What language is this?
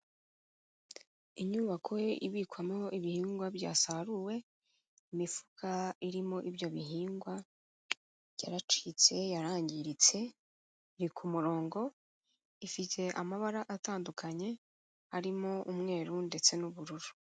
Kinyarwanda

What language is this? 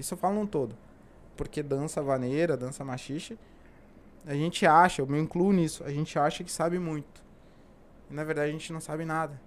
Portuguese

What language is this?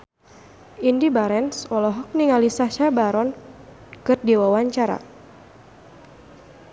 Sundanese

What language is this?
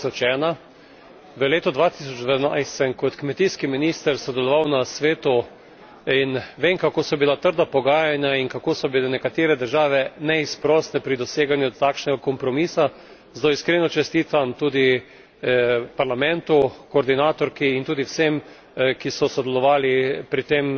Slovenian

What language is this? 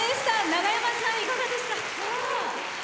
Japanese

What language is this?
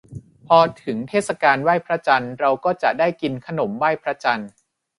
Thai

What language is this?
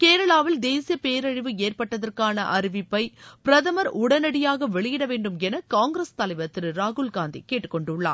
Tamil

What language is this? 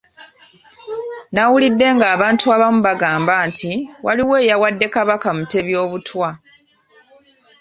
Ganda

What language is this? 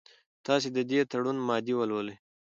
Pashto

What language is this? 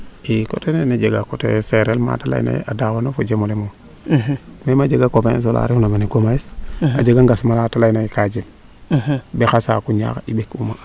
Serer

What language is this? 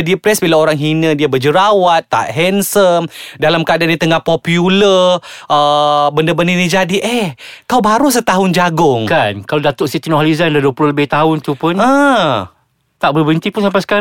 Malay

